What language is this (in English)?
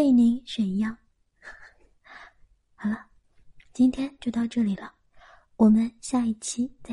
Chinese